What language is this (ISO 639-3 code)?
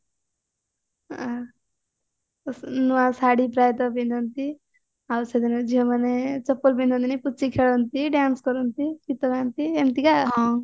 ori